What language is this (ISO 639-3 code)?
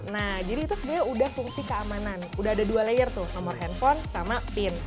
ind